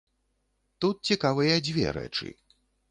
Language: Belarusian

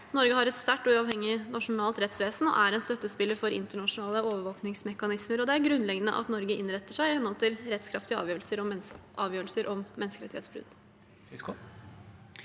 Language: Norwegian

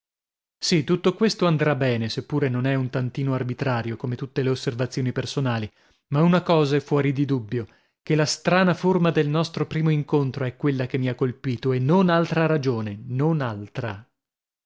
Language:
Italian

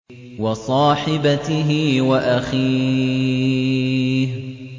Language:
Arabic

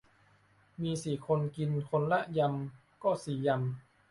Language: Thai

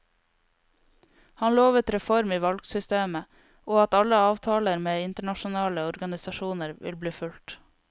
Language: Norwegian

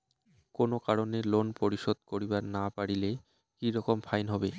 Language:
Bangla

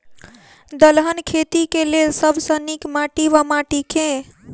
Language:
Maithili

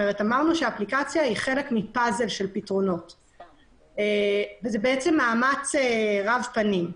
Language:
Hebrew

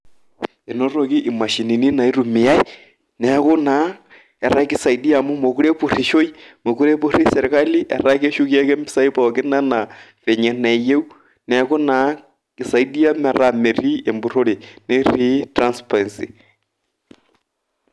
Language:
Masai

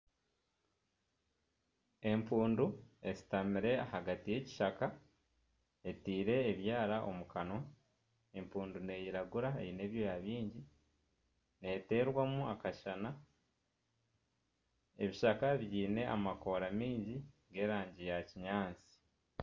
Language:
Nyankole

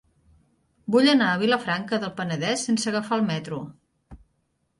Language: Catalan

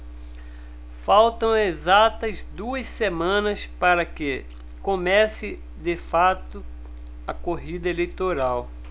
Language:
Portuguese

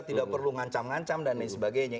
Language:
Indonesian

